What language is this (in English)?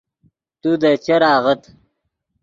Yidgha